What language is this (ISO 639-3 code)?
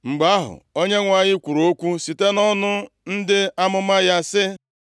ibo